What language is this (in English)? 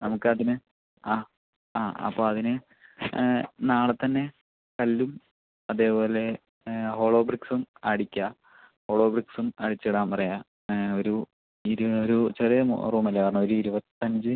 Malayalam